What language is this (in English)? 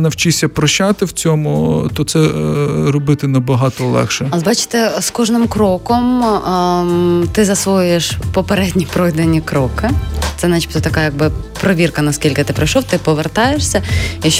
Ukrainian